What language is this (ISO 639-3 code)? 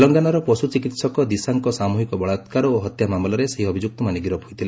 ori